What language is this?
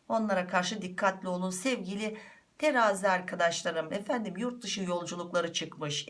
Turkish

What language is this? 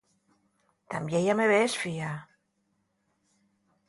Asturian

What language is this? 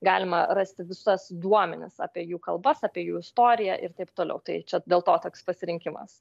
Lithuanian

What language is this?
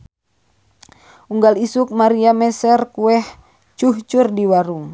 Sundanese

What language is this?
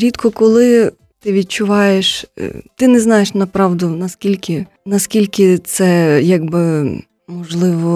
Ukrainian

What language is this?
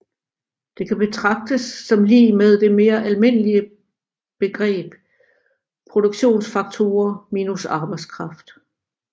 Danish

